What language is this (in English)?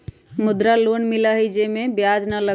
Magahi